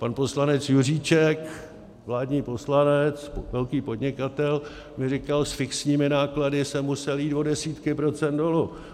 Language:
Czech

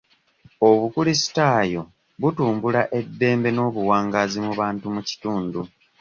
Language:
Ganda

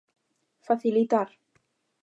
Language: Galician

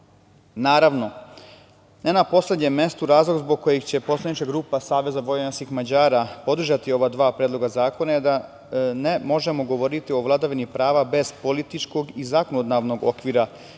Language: Serbian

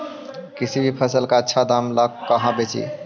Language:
Magahi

